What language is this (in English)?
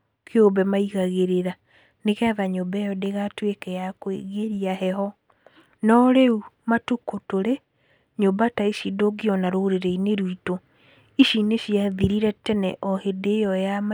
Kikuyu